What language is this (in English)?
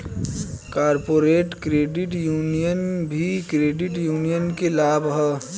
Bhojpuri